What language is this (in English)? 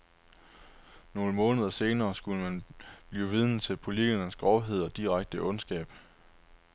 Danish